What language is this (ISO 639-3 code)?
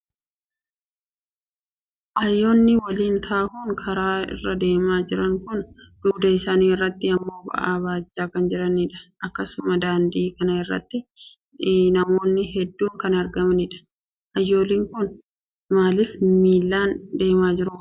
orm